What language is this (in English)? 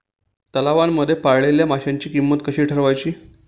Marathi